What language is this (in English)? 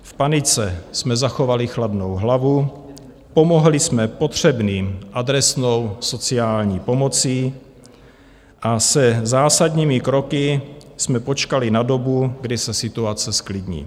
Czech